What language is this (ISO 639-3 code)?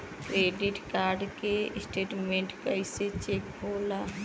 bho